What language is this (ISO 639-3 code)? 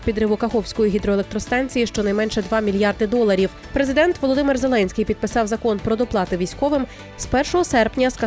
ukr